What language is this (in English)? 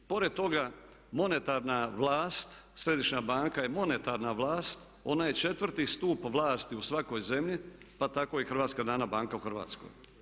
Croatian